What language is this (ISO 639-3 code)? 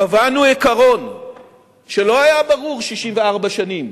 heb